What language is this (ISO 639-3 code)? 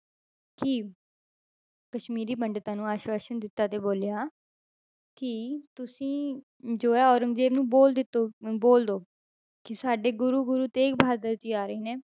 pan